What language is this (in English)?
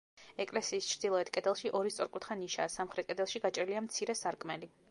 Georgian